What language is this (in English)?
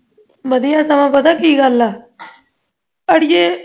Punjabi